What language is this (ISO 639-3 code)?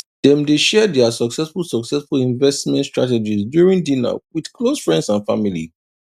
pcm